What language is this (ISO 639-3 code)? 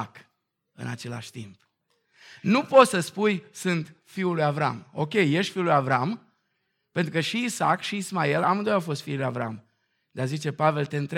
ron